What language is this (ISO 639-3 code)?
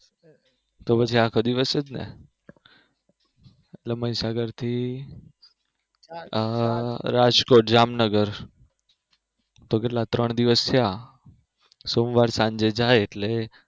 guj